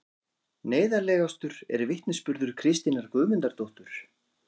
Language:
Icelandic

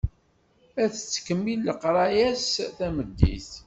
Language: Kabyle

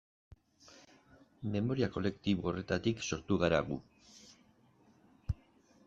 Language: Basque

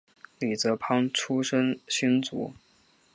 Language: Chinese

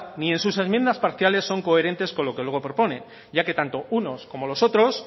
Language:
Spanish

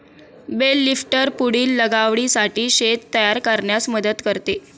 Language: Marathi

